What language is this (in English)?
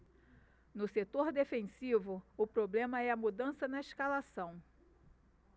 Portuguese